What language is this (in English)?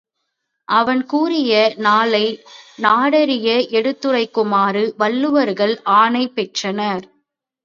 Tamil